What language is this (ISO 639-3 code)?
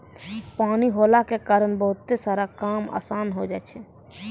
mai